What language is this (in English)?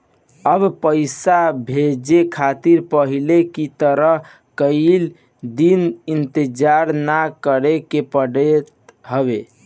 Bhojpuri